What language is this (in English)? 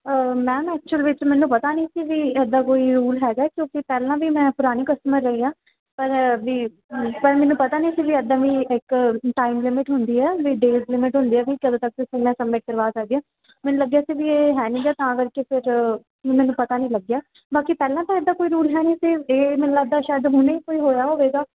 Punjabi